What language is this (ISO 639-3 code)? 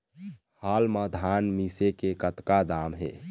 hne